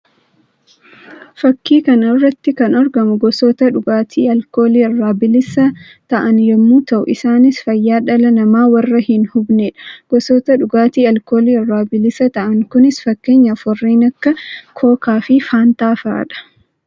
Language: Oromo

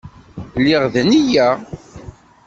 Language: Kabyle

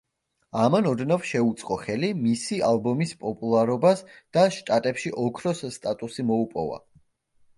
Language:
Georgian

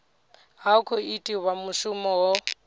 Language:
Venda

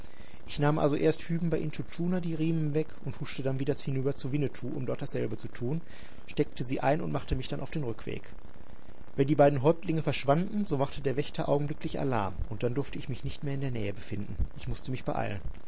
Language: German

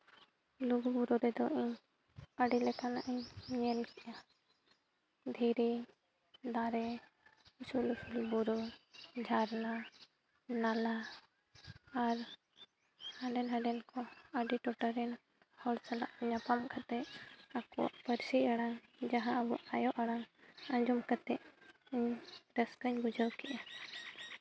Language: Santali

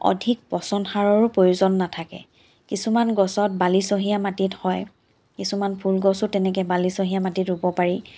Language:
Assamese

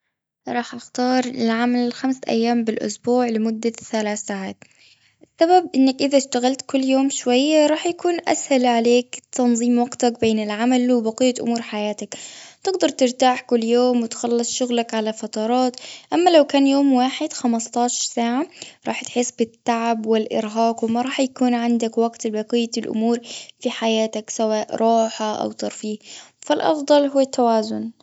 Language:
Gulf Arabic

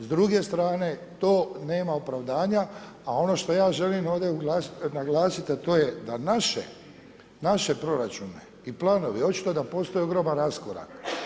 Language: Croatian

